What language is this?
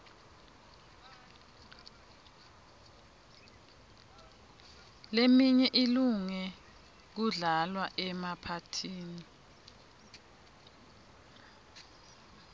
Swati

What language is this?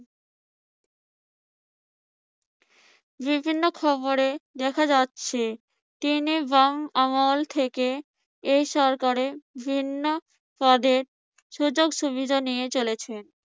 Bangla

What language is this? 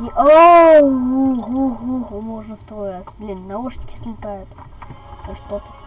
Russian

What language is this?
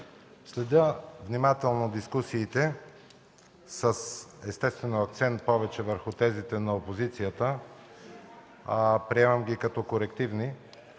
Bulgarian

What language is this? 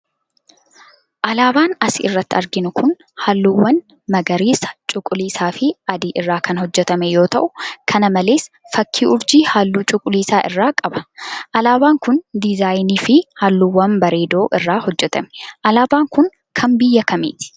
Oromo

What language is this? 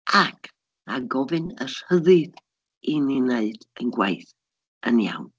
Welsh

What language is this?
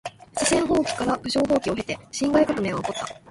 Japanese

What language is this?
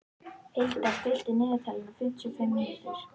Icelandic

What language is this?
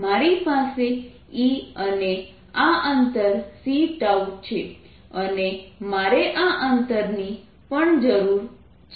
Gujarati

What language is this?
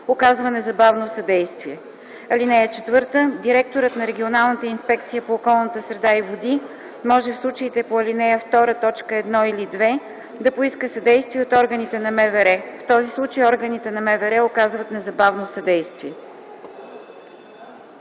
Bulgarian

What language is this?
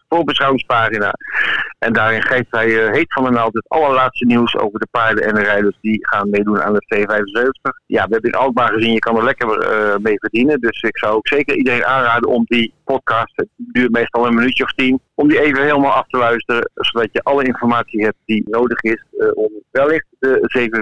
Dutch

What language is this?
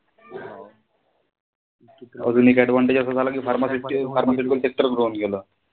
Marathi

